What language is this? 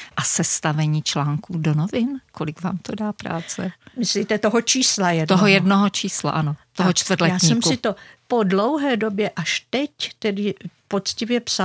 Czech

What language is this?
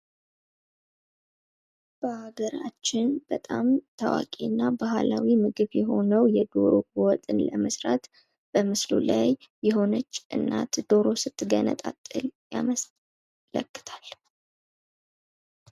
Amharic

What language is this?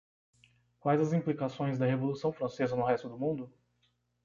Portuguese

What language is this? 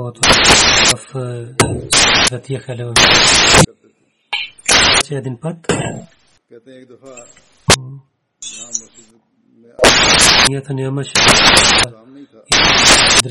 Bulgarian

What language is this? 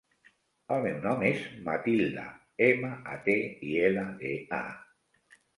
Catalan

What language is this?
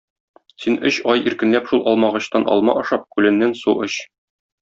Tatar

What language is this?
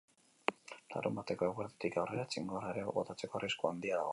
Basque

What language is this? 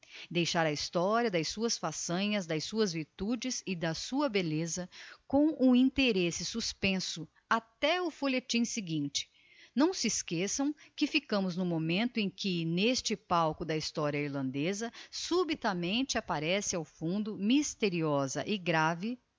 Portuguese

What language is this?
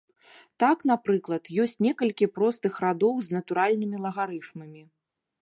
Belarusian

